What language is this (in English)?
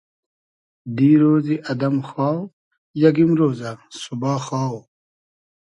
Hazaragi